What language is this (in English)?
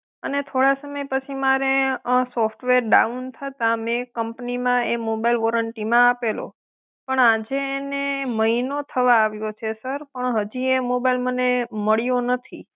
Gujarati